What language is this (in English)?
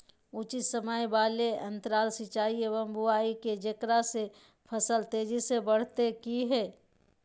Magahi